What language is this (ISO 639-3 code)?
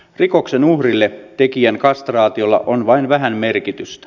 fin